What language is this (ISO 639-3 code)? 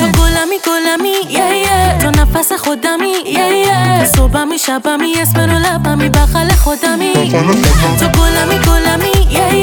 fas